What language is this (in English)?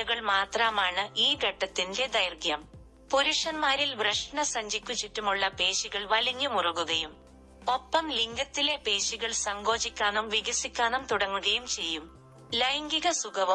Malayalam